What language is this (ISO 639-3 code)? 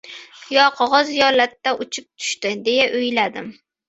uzb